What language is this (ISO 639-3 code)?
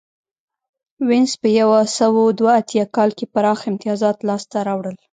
pus